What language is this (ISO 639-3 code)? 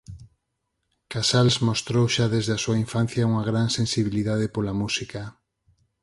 glg